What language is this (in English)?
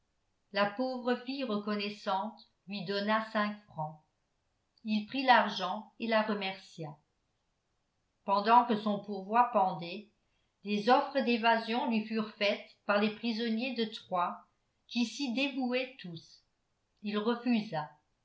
French